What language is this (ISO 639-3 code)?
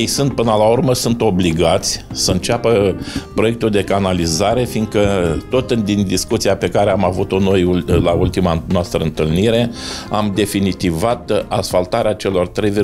ron